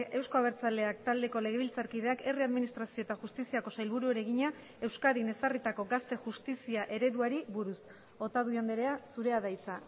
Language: Basque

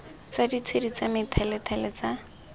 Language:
Tswana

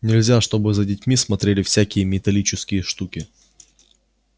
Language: Russian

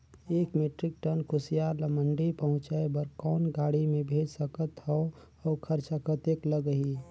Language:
Chhattisgarhi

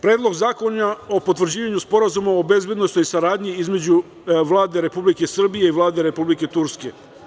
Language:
Serbian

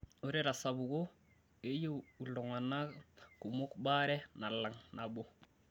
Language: Masai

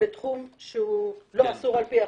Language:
Hebrew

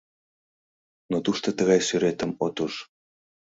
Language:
Mari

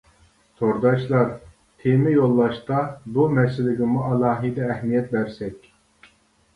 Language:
Uyghur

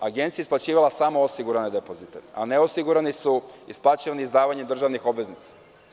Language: Serbian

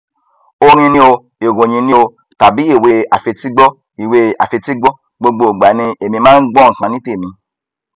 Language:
Yoruba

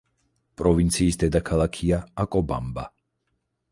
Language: Georgian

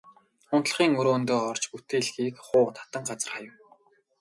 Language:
Mongolian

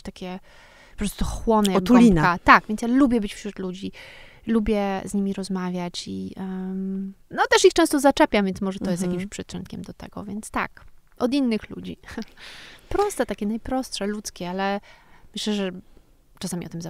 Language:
Polish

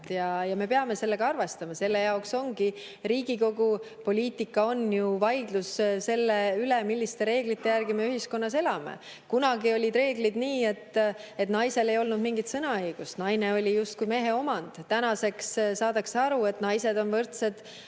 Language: Estonian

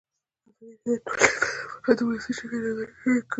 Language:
Pashto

